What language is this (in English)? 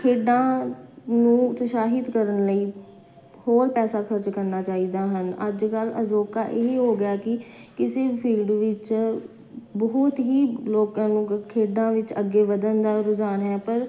Punjabi